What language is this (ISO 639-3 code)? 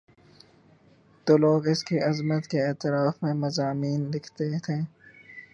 urd